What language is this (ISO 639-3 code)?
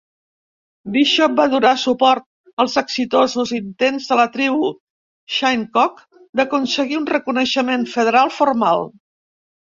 cat